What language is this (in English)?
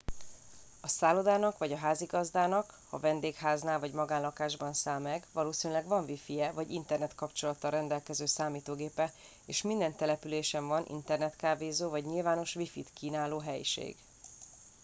Hungarian